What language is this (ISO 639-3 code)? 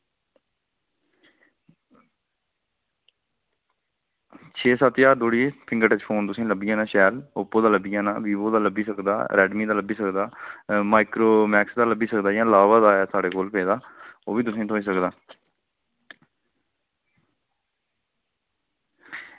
doi